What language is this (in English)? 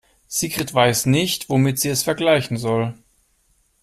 German